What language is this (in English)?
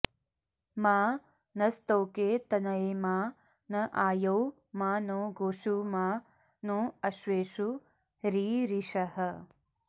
Sanskrit